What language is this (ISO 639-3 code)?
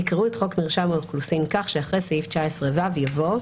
heb